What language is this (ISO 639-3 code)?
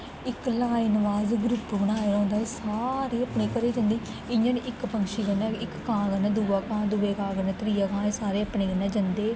doi